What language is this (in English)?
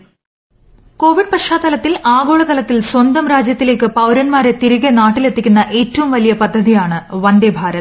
Malayalam